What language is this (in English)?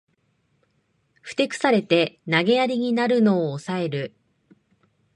Japanese